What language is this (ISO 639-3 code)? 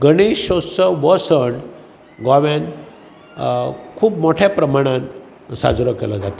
kok